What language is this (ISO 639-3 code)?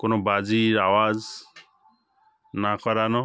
ben